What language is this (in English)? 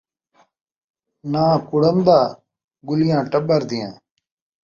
Saraiki